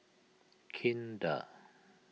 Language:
English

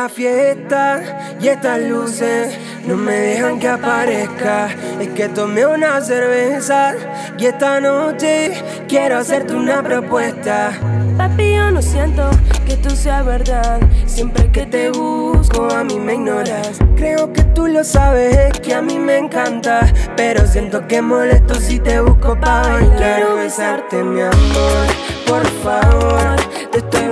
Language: Spanish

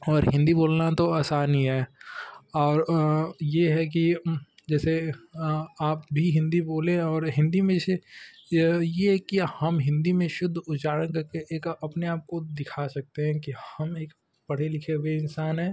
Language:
Hindi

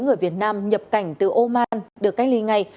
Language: Vietnamese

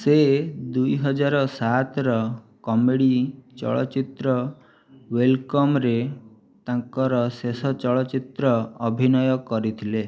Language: Odia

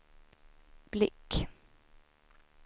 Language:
Swedish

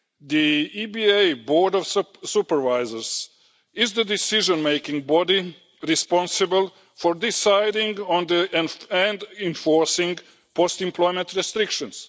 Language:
English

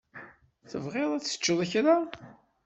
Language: Kabyle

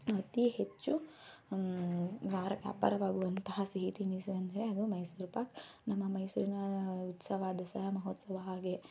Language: Kannada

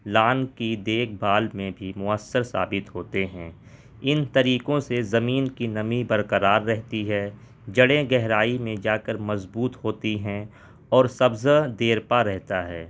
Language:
Urdu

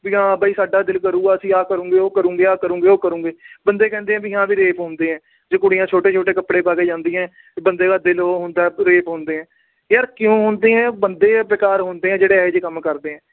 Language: Punjabi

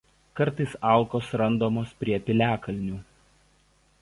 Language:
Lithuanian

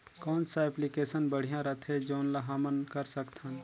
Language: Chhattisgarhi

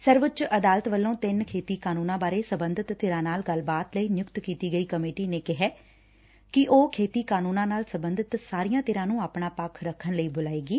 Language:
Punjabi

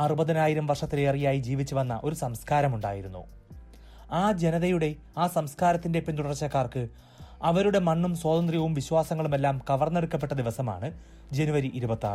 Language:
Malayalam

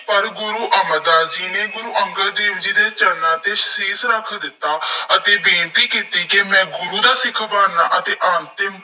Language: Punjabi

